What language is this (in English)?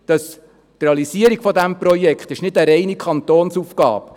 Swiss German